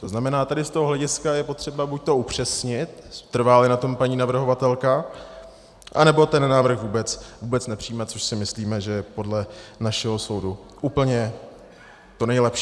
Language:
Czech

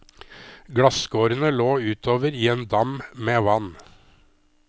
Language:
Norwegian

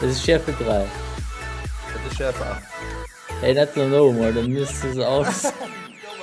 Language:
German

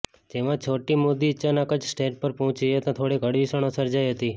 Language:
Gujarati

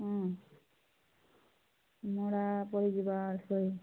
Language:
Odia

